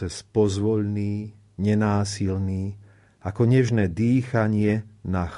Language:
Slovak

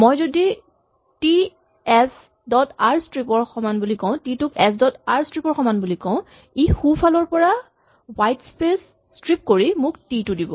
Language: Assamese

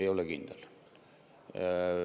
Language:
Estonian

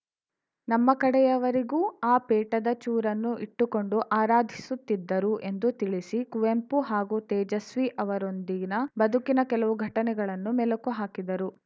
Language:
Kannada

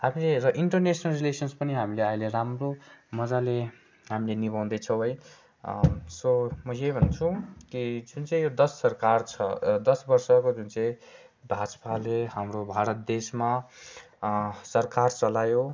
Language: Nepali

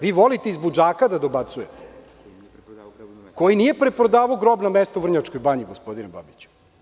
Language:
Serbian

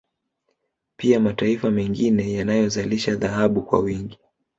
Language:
Swahili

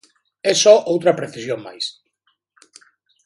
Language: Galician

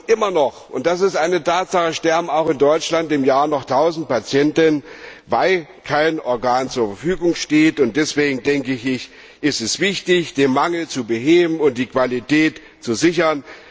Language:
German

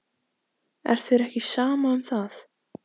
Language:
Icelandic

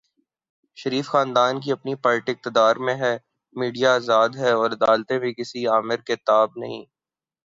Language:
Urdu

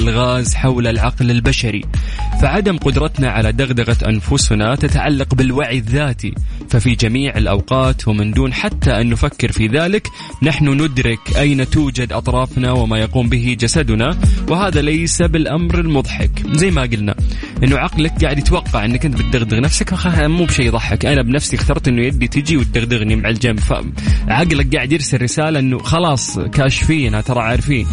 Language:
Arabic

